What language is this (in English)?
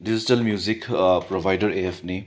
Manipuri